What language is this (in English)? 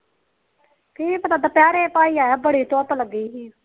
Punjabi